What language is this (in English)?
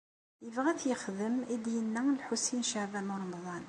Kabyle